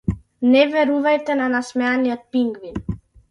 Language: Macedonian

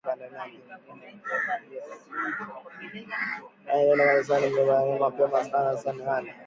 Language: Swahili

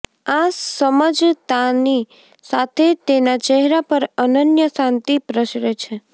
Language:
Gujarati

